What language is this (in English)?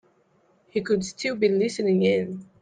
English